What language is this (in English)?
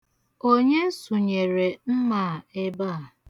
Igbo